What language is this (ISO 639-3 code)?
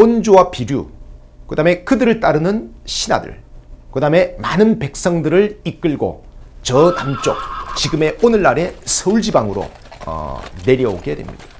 kor